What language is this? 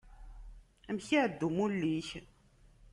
Kabyle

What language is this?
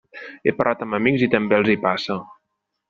Catalan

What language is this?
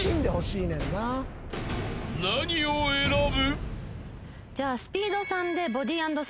Japanese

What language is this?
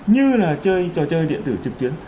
Vietnamese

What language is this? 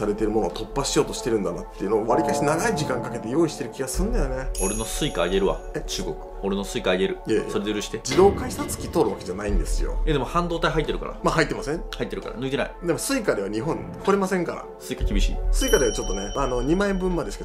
Japanese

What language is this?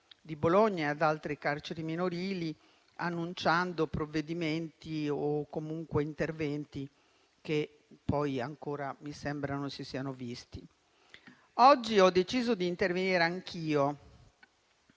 Italian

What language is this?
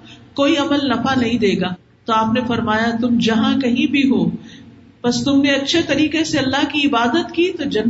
Urdu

